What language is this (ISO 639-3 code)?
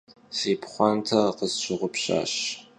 kbd